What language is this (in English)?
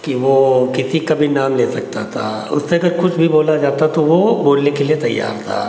Hindi